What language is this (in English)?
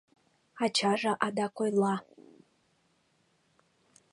Mari